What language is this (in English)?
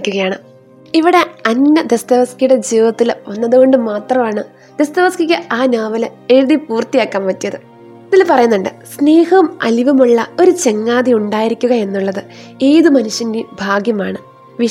Malayalam